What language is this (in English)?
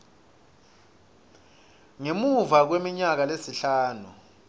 Swati